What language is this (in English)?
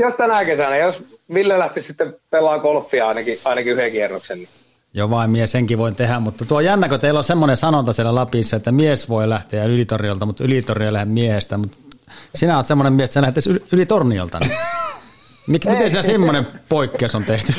Finnish